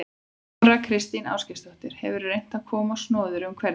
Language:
Icelandic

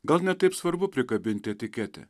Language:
Lithuanian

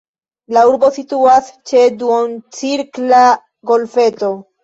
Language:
Esperanto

